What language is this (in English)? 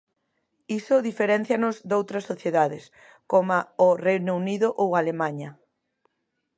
Galician